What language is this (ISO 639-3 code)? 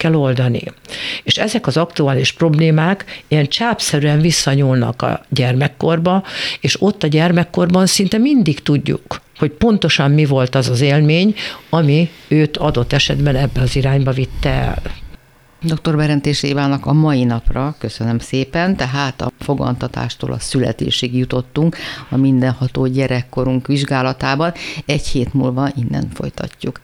hun